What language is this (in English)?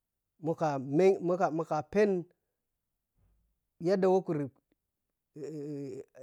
Piya-Kwonci